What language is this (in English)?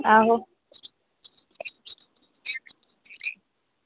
Dogri